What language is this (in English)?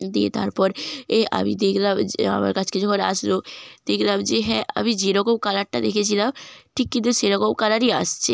Bangla